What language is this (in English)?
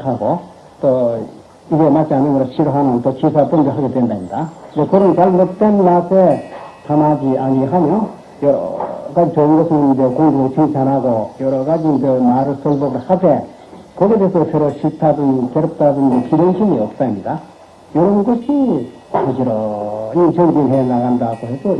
Korean